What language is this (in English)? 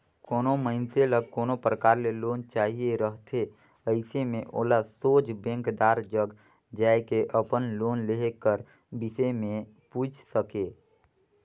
Chhattisgarhi